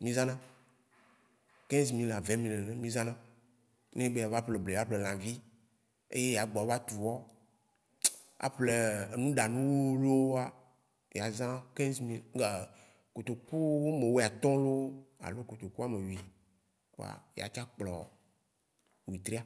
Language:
Waci Gbe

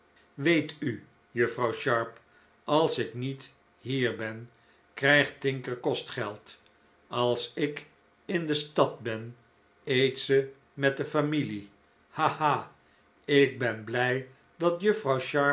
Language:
Dutch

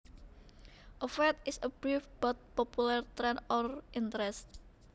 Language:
Javanese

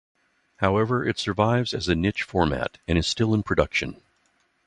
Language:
English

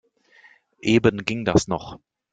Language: German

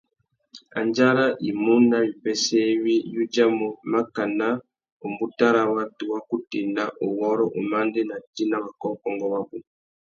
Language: Tuki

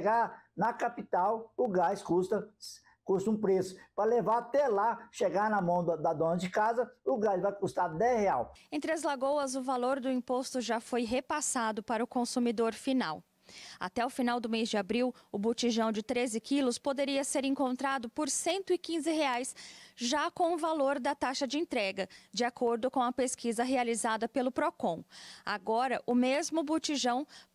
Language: Portuguese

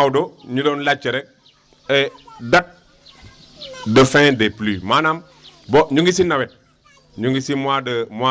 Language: Wolof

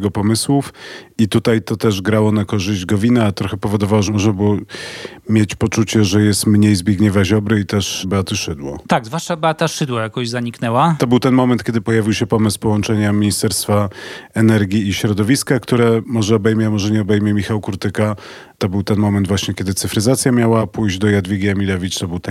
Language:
Polish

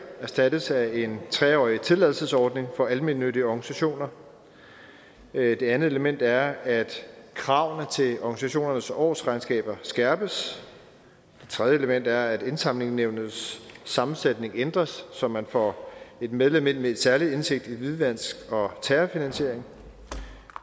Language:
Danish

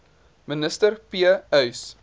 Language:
Afrikaans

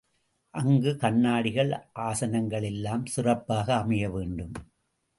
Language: Tamil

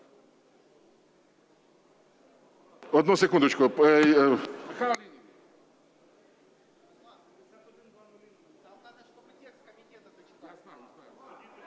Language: Ukrainian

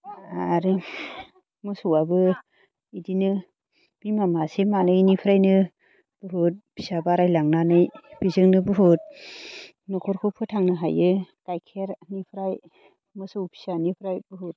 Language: Bodo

